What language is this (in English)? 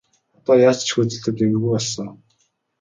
Mongolian